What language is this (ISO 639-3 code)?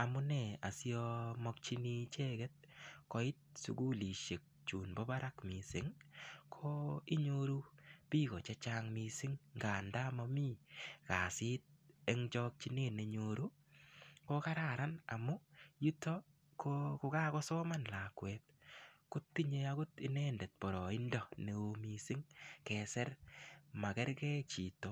kln